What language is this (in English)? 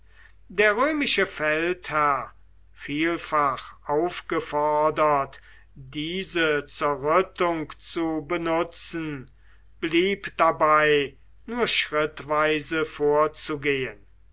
German